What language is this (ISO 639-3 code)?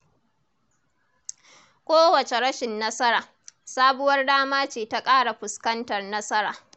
hau